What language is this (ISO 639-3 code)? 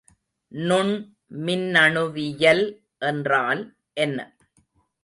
tam